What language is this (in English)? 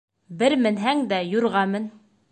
Bashkir